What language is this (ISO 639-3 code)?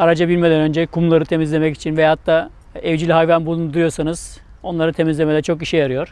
tur